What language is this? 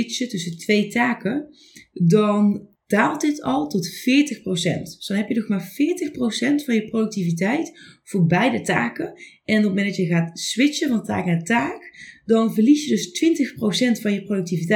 Dutch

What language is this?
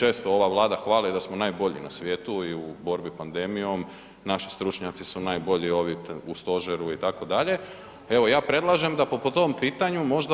Croatian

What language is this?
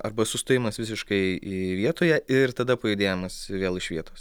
Lithuanian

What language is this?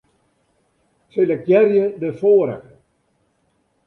Western Frisian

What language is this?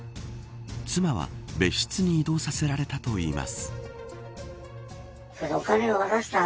Japanese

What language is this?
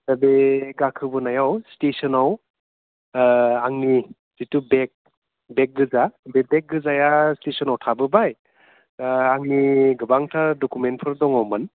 Bodo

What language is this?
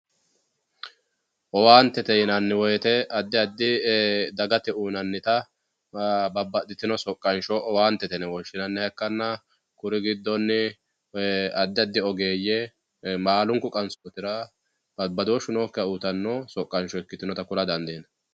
Sidamo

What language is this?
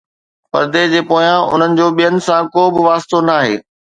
Sindhi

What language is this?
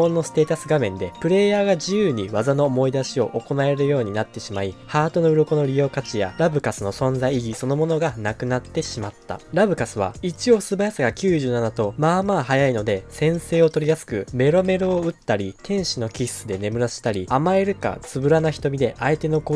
Japanese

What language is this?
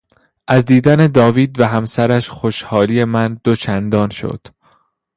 Persian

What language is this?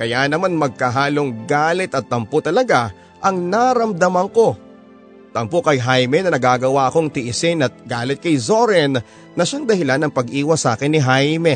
Filipino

